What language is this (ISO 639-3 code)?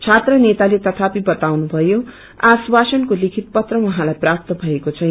nep